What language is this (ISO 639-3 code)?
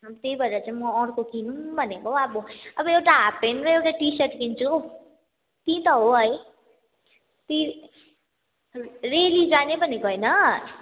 nep